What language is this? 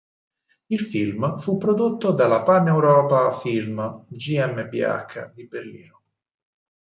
Italian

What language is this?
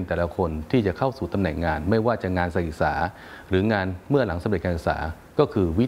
Thai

